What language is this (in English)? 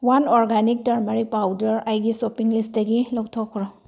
Manipuri